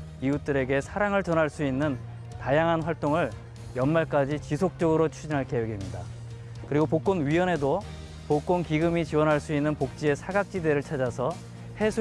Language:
Korean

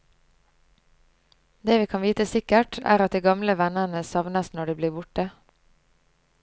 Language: Norwegian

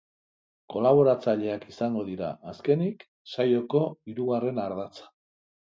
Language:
Basque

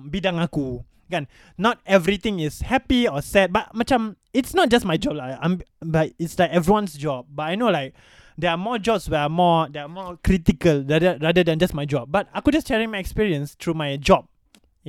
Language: Malay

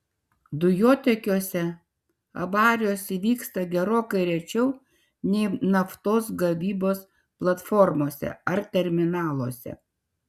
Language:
Lithuanian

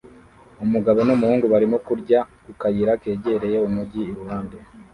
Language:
Kinyarwanda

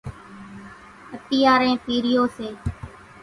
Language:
Kachi Koli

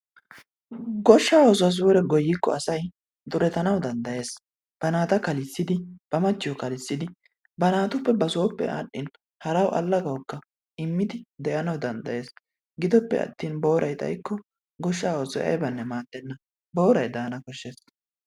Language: Wolaytta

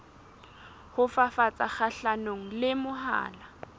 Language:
Southern Sotho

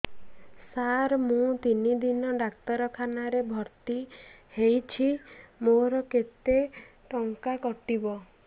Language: Odia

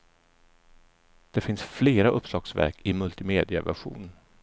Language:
Swedish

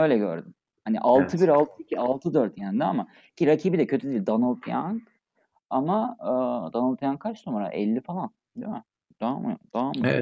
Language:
Turkish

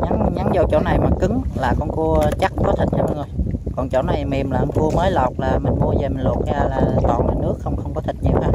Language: Vietnamese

